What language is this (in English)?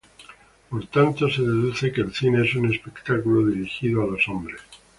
Spanish